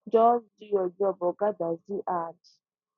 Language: Nigerian Pidgin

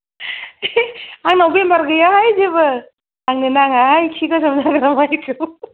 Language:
Bodo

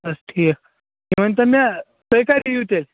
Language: Kashmiri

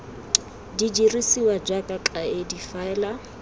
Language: Tswana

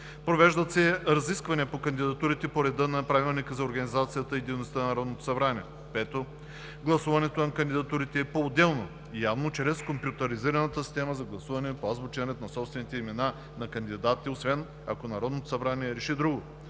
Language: Bulgarian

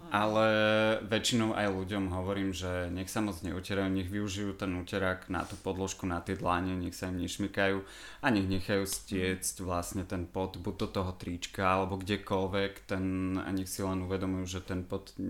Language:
Slovak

